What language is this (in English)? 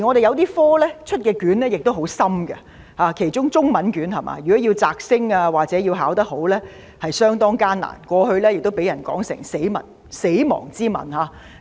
Cantonese